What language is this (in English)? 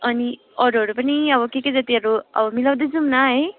Nepali